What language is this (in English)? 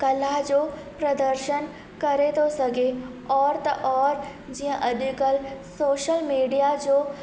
Sindhi